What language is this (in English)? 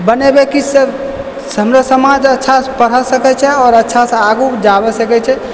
Maithili